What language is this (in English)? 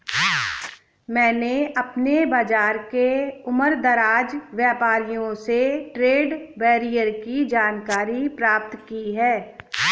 Hindi